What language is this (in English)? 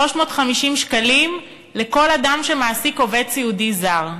Hebrew